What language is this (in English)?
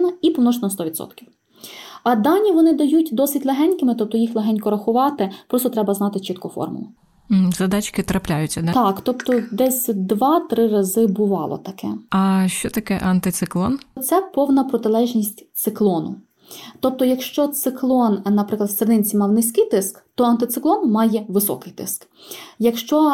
Ukrainian